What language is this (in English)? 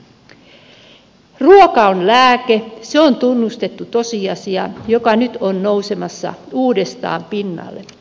Finnish